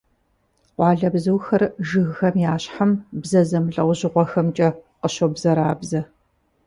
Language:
Kabardian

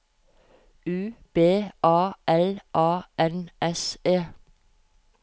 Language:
Norwegian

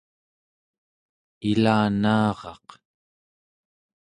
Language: Central Yupik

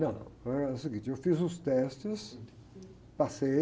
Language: Portuguese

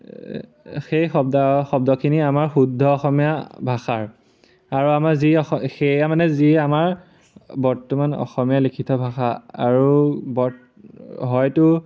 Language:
Assamese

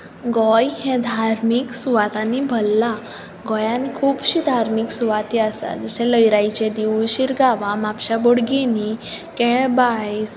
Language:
Konkani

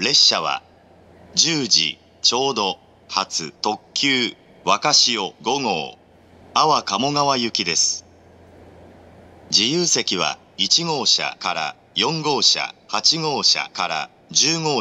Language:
Japanese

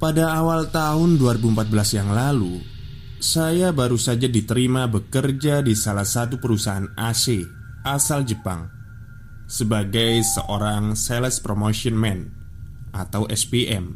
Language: Indonesian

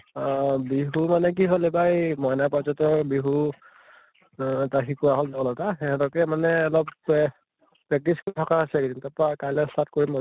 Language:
Assamese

